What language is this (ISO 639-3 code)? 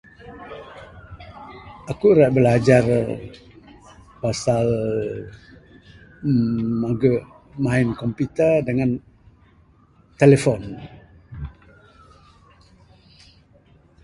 sdo